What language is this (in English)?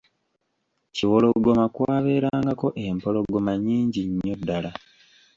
Ganda